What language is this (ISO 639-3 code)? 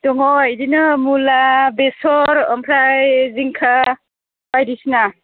brx